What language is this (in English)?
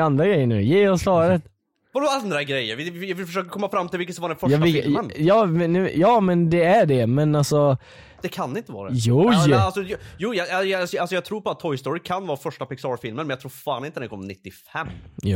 Swedish